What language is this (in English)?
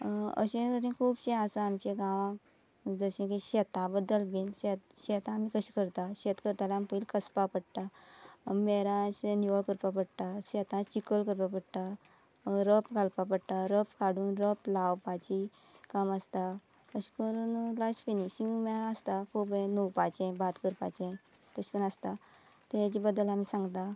Konkani